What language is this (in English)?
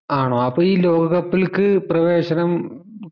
Malayalam